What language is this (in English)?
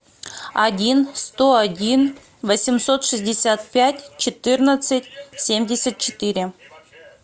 Russian